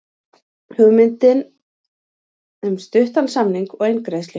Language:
Icelandic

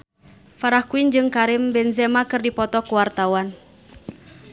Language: Sundanese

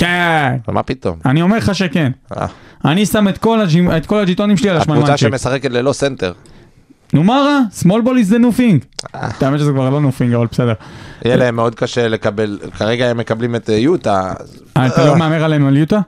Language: Hebrew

